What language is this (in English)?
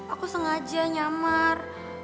Indonesian